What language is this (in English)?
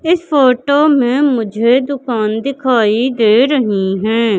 Hindi